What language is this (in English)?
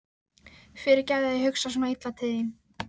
Icelandic